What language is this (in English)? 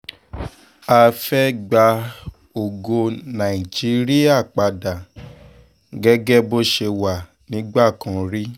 Yoruba